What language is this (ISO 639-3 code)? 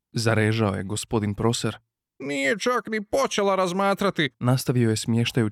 hrv